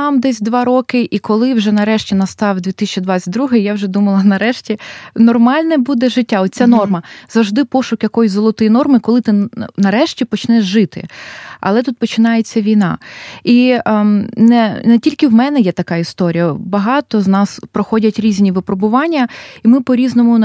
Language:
Ukrainian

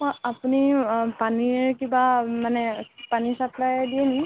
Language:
Assamese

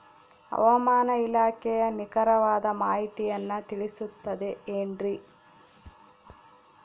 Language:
Kannada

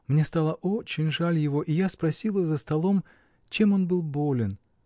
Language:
Russian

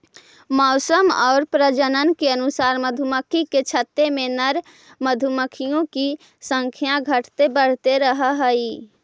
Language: Magahi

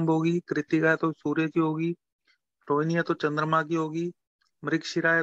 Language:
Hindi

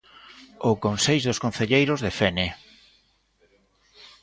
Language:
Galician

